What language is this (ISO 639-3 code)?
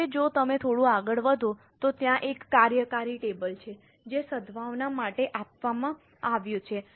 guj